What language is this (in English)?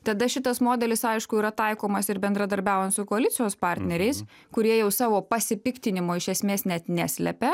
Lithuanian